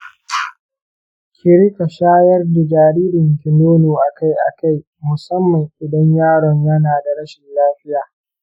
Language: Hausa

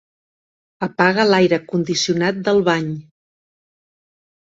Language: Catalan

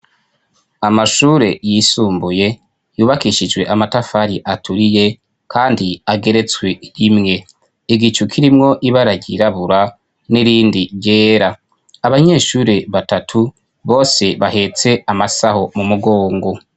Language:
Rundi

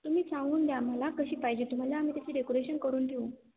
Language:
Marathi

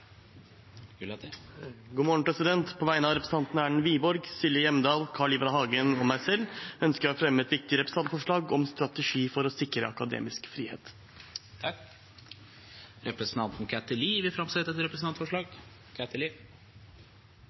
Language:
Norwegian Bokmål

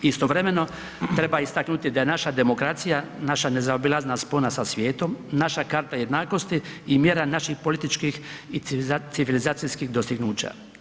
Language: Croatian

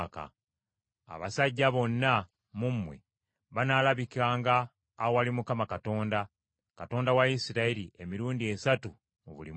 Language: Ganda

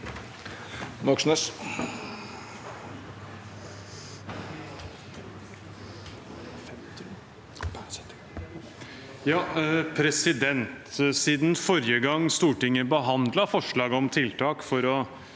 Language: Norwegian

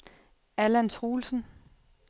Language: Danish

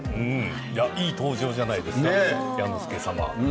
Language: Japanese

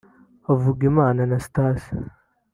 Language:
Kinyarwanda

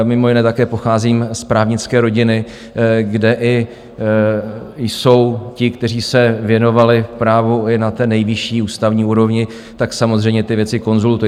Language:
Czech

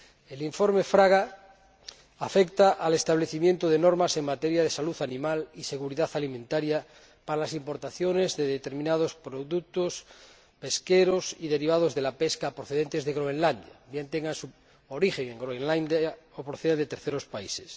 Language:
Spanish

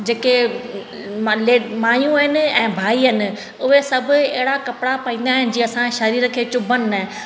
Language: Sindhi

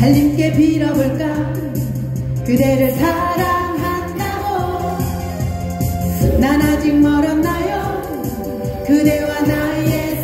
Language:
Korean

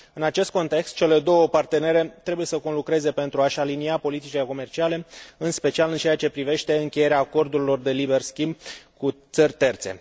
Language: Romanian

